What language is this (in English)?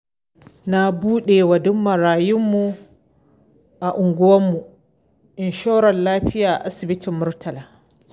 Hausa